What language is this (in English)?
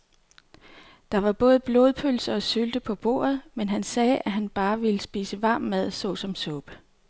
Danish